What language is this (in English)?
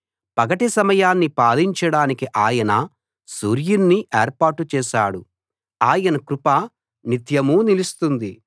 Telugu